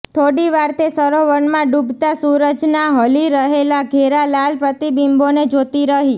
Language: Gujarati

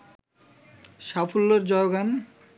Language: Bangla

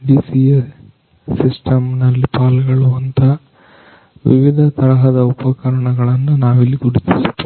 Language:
Kannada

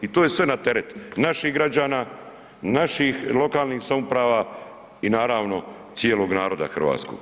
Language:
Croatian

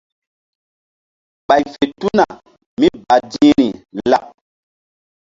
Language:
Mbum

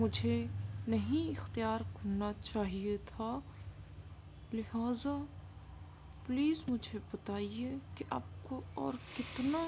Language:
Urdu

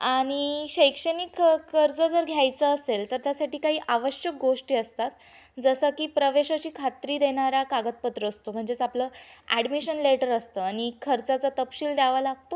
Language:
Marathi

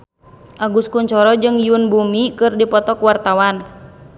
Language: Sundanese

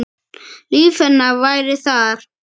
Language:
Icelandic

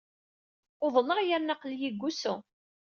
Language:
Kabyle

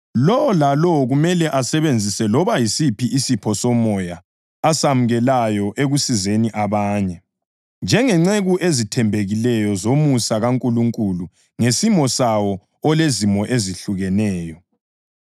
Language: North Ndebele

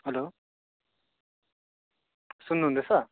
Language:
Nepali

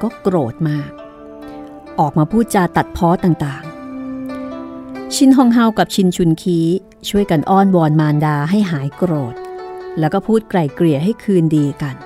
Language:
Thai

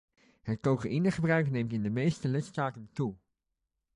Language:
Dutch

